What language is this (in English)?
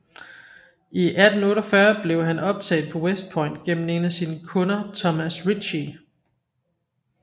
Danish